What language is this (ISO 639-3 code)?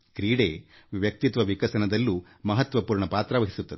kan